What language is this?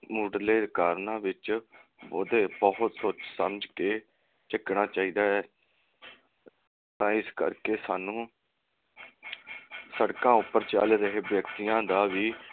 Punjabi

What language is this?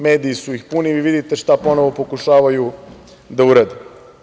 Serbian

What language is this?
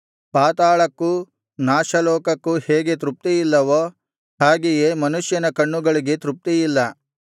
Kannada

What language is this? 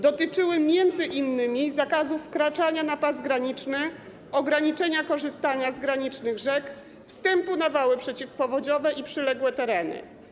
Polish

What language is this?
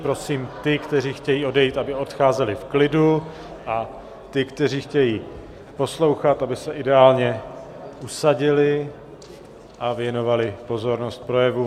Czech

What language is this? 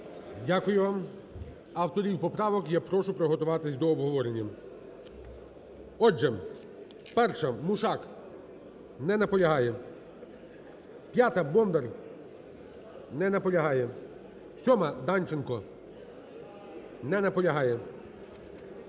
Ukrainian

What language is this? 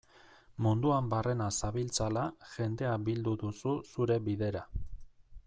Basque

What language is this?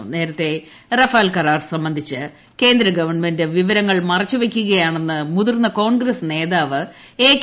Malayalam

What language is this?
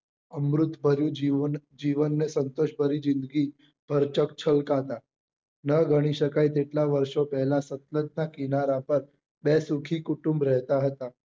Gujarati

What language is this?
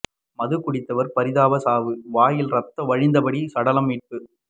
Tamil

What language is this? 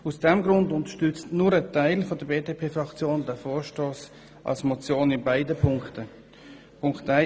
Swiss German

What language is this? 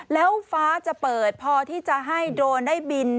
Thai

